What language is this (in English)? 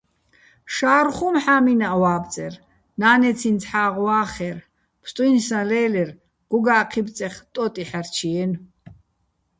Bats